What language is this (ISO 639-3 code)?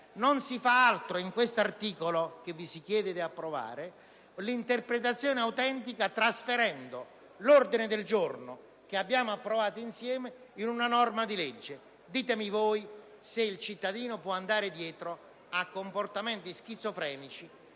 ita